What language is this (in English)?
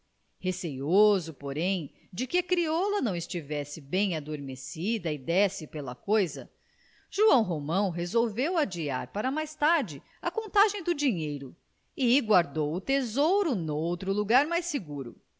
Portuguese